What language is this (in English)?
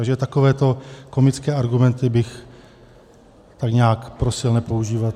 Czech